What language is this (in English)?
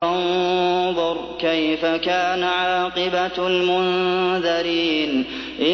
Arabic